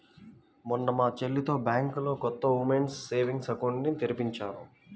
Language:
Telugu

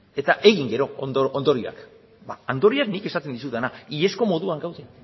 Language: Basque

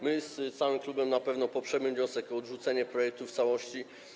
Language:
Polish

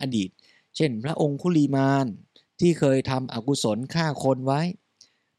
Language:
Thai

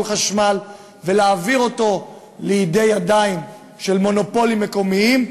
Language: Hebrew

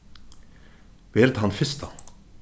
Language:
Faroese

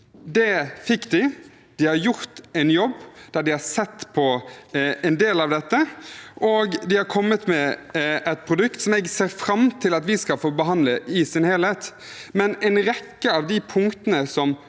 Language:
Norwegian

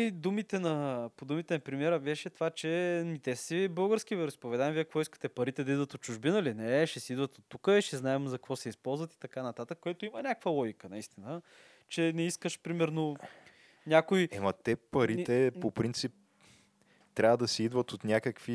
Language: Bulgarian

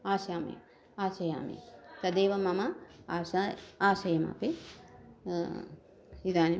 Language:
Sanskrit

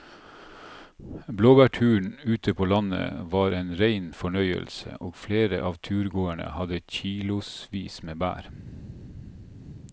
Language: Norwegian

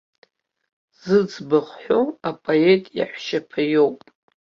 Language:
Abkhazian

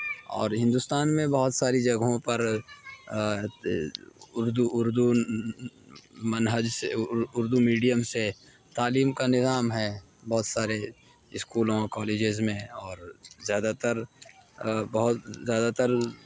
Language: Urdu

